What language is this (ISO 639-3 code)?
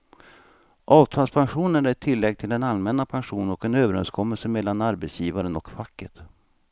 swe